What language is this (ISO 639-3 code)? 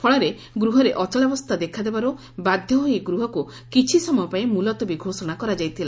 ori